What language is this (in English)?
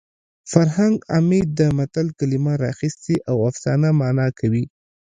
Pashto